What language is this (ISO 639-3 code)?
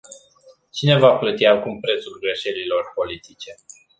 ron